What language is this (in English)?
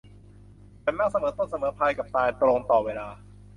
Thai